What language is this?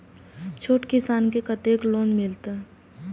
Maithili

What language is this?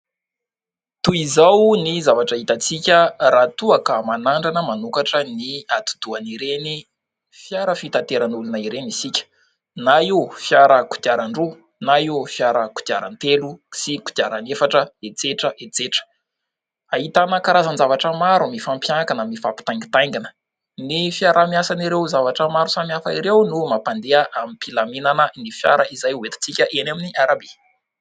Malagasy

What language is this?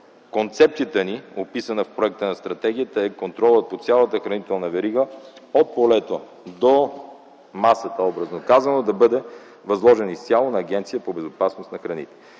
Bulgarian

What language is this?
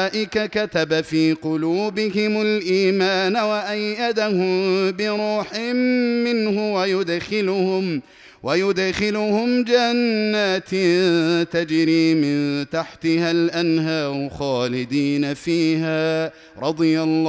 Arabic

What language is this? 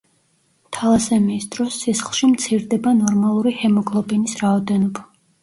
Georgian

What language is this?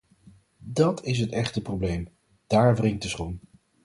Dutch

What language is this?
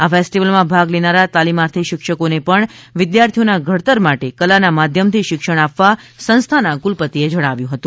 Gujarati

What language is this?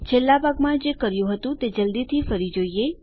Gujarati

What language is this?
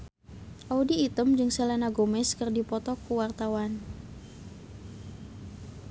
Sundanese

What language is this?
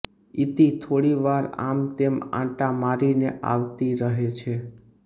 Gujarati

